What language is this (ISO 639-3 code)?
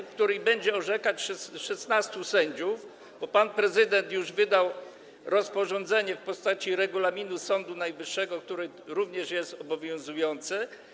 pol